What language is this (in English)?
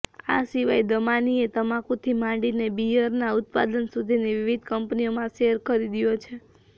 Gujarati